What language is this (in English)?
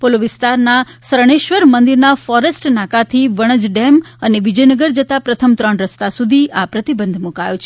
Gujarati